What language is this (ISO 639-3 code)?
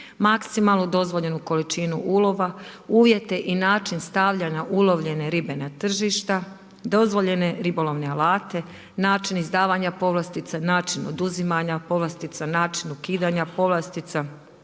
hrv